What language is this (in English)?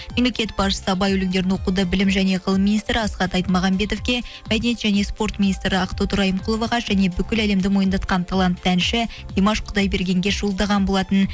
Kazakh